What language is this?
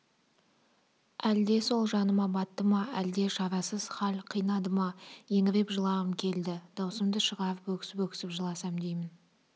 Kazakh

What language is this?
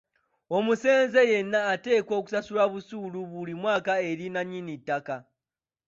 Ganda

